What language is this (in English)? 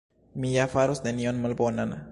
Esperanto